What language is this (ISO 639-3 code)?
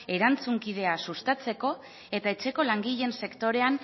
eus